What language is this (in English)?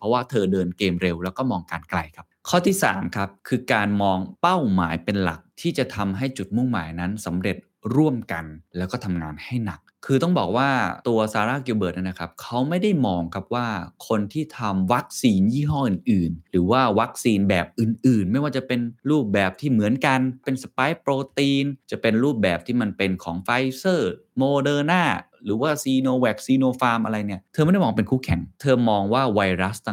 Thai